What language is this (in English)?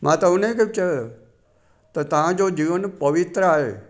Sindhi